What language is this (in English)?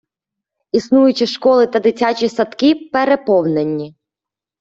Ukrainian